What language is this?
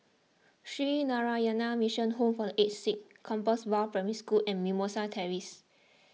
English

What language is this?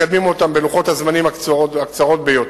Hebrew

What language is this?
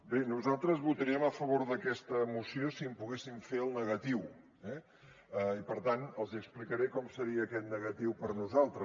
Catalan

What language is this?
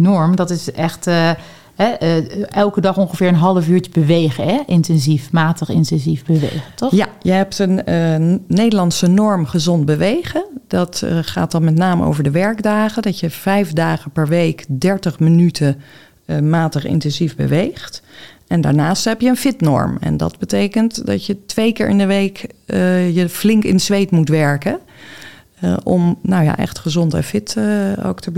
Dutch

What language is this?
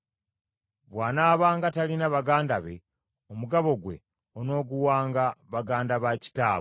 Ganda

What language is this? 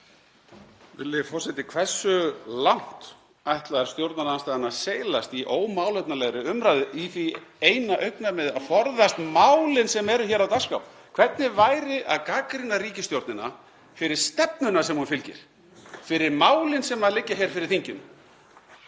Icelandic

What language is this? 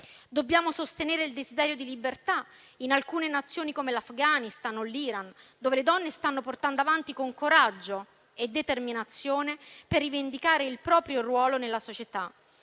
Italian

